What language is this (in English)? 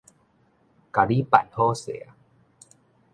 Min Nan Chinese